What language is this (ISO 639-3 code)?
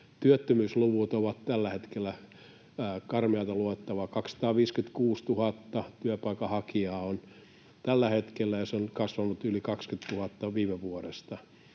fin